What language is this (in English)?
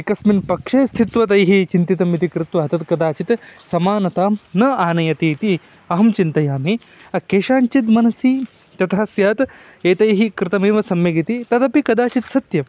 Sanskrit